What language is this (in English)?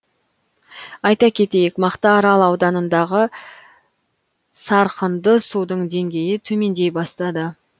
Kazakh